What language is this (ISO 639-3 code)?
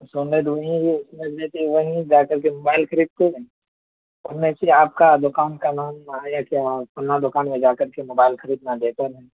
urd